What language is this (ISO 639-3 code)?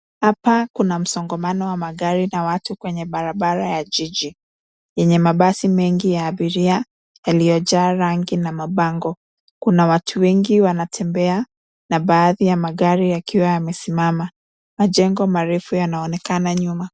swa